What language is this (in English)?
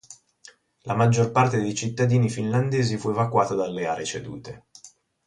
Italian